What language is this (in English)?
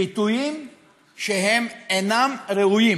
Hebrew